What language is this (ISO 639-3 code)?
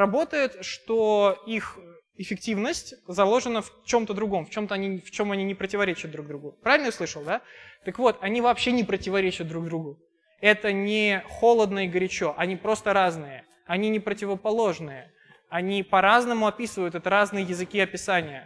rus